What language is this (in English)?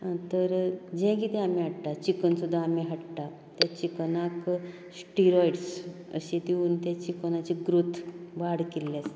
Konkani